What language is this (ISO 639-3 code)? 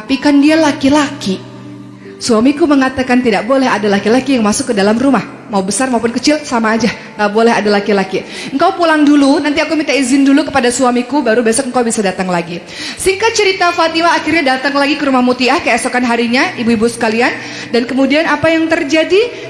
ind